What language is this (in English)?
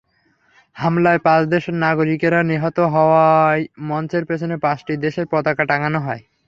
Bangla